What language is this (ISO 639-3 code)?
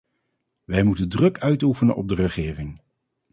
nld